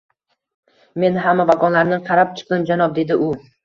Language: Uzbek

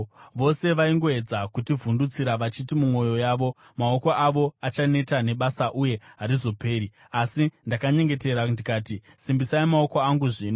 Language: Shona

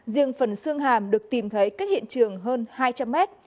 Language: Vietnamese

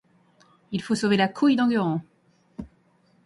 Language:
French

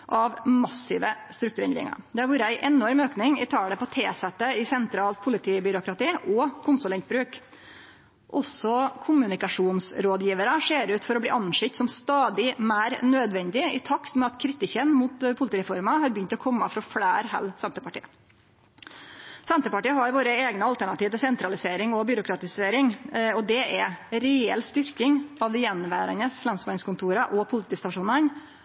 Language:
Norwegian Nynorsk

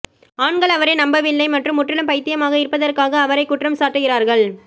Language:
Tamil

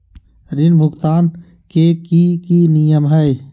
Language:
Magahi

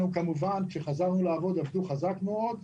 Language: Hebrew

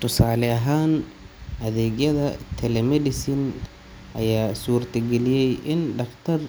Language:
Somali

